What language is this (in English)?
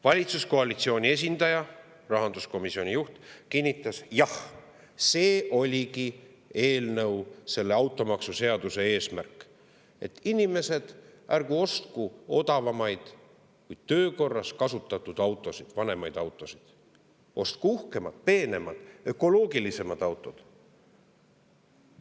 Estonian